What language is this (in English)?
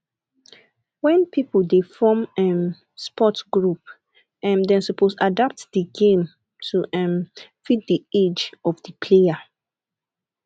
Nigerian Pidgin